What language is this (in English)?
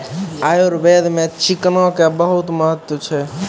Maithili